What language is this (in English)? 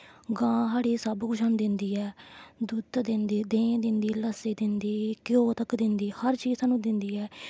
Dogri